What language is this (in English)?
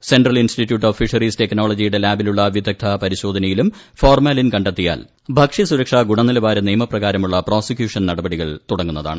Malayalam